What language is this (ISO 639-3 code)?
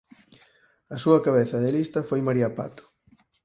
glg